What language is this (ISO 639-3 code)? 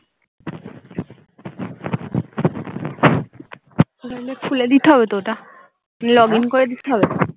ben